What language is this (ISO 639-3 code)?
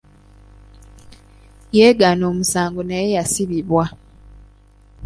lug